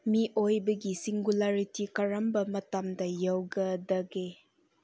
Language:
Manipuri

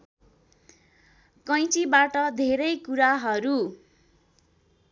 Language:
Nepali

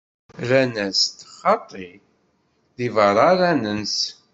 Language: Kabyle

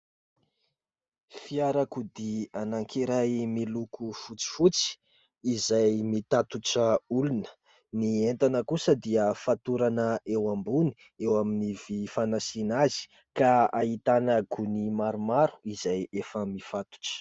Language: Malagasy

